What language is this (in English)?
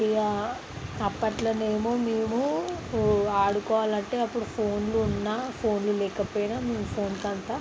Telugu